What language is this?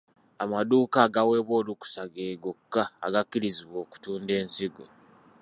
Ganda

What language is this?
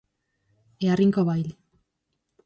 Galician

